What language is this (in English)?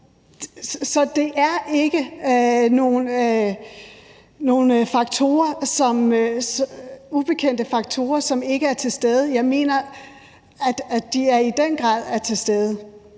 Danish